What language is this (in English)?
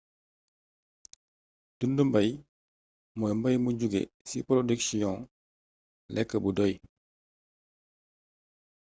Wolof